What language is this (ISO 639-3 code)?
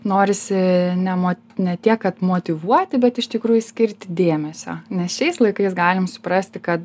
lit